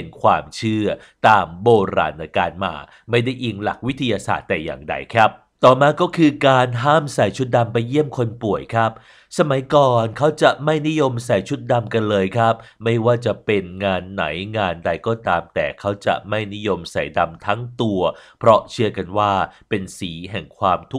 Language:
Thai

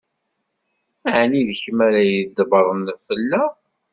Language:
Kabyle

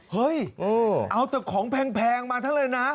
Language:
Thai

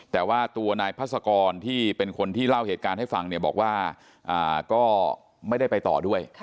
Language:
Thai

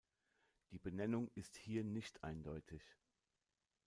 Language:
German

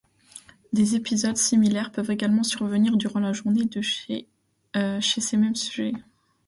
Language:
French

